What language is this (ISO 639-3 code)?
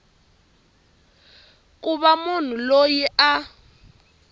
tso